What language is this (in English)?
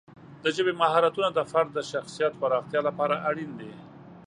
Pashto